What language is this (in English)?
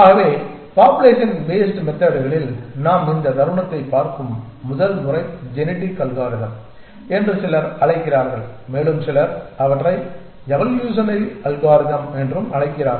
Tamil